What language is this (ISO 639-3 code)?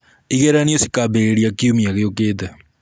kik